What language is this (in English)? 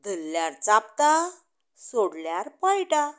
Konkani